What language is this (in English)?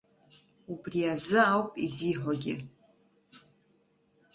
Abkhazian